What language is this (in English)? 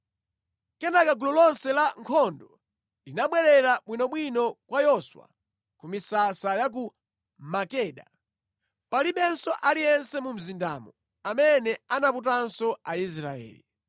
Nyanja